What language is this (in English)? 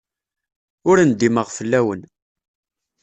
Kabyle